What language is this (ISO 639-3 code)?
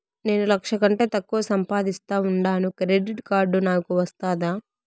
tel